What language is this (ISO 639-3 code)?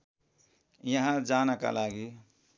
nep